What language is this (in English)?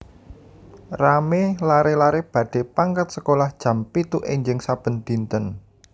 Javanese